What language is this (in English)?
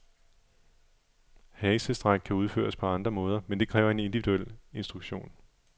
Danish